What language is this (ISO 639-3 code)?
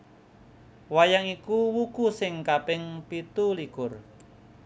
jav